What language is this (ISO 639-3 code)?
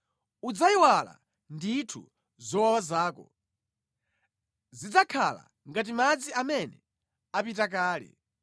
nya